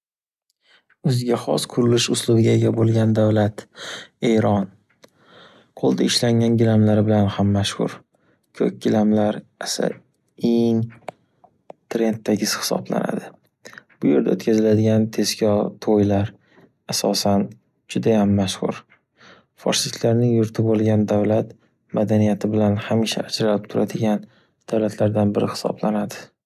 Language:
Uzbek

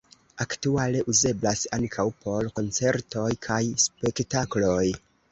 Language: Esperanto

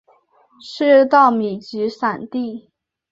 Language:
Chinese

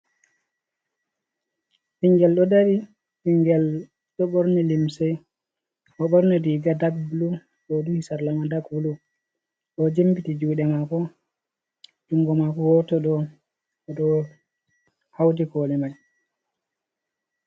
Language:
Fula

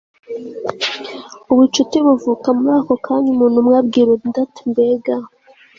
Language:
Kinyarwanda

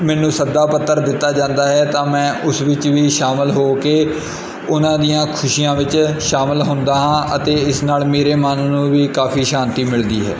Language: Punjabi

